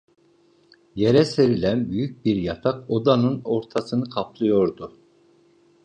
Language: Turkish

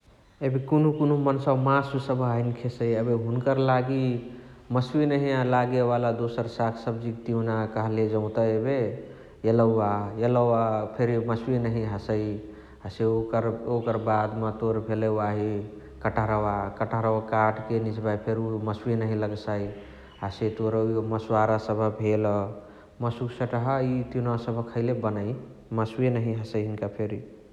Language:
Chitwania Tharu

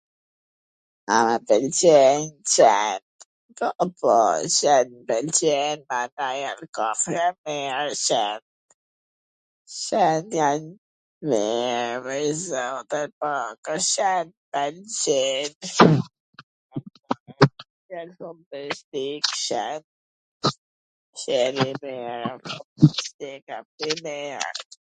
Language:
Gheg Albanian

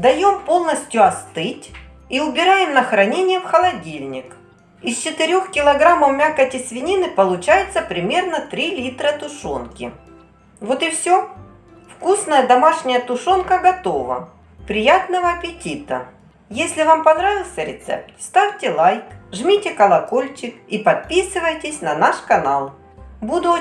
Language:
Russian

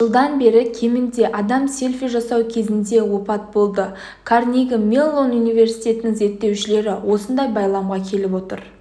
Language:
Kazakh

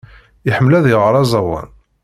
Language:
Kabyle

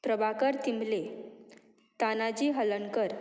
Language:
Konkani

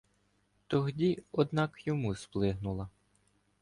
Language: Ukrainian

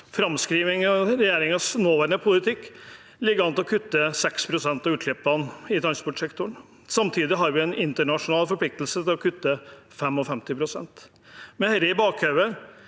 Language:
Norwegian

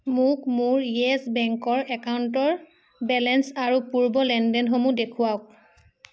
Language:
Assamese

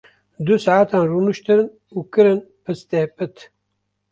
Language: Kurdish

